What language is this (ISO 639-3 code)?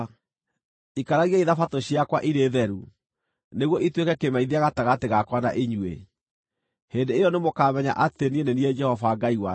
kik